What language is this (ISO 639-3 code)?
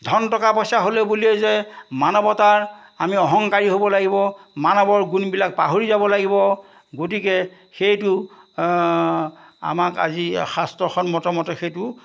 asm